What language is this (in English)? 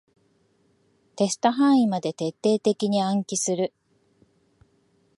Japanese